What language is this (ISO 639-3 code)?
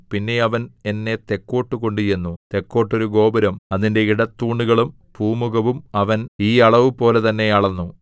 mal